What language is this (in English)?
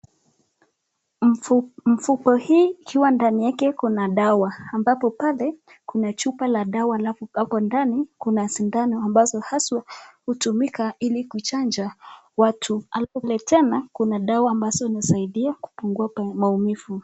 Swahili